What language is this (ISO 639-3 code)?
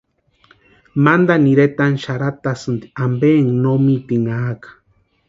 pua